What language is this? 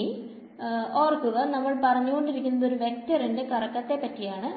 Malayalam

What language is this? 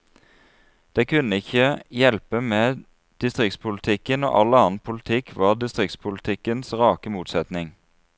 Norwegian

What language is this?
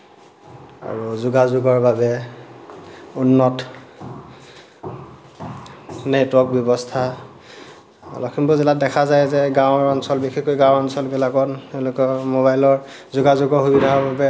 Assamese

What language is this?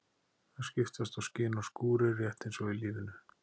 Icelandic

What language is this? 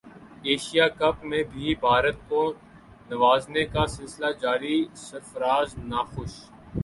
Urdu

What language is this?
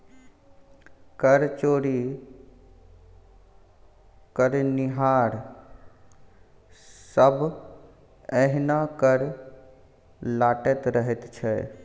Maithili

